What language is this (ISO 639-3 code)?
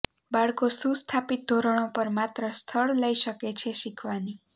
guj